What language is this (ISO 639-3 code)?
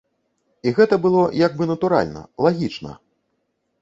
bel